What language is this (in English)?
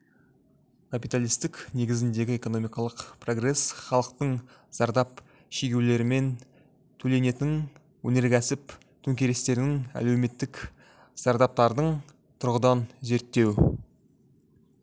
Kazakh